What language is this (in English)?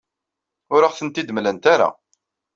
Kabyle